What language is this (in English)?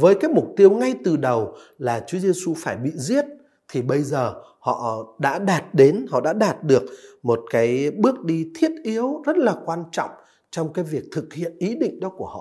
Vietnamese